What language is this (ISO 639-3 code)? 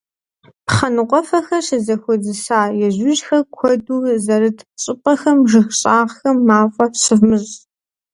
kbd